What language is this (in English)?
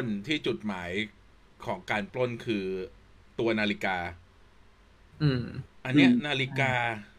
Thai